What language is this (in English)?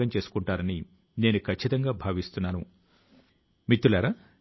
Telugu